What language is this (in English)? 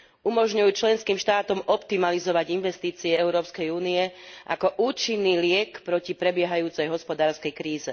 Slovak